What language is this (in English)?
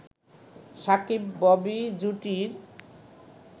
Bangla